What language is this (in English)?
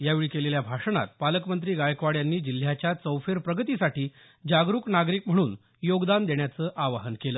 Marathi